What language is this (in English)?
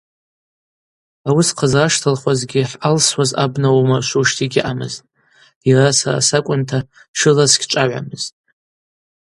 Abaza